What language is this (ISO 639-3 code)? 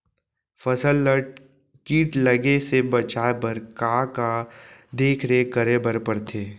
hne